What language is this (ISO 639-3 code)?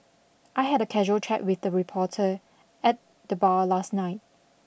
eng